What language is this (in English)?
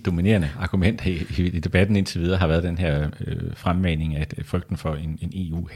Danish